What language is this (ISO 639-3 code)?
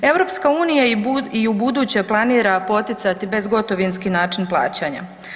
hrv